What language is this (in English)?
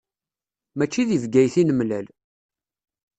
Kabyle